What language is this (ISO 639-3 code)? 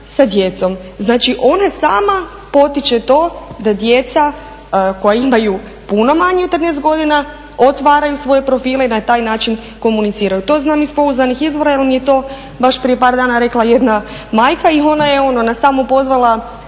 hrv